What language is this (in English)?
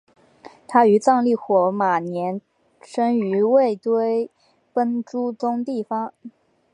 Chinese